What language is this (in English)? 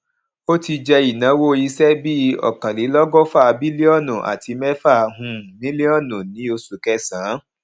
Yoruba